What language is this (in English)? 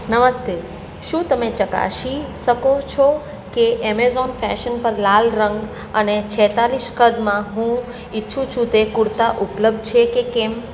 Gujarati